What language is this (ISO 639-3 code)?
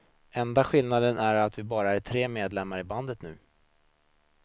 swe